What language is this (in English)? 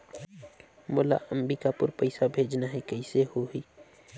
Chhattisgarhi